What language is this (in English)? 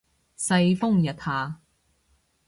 Cantonese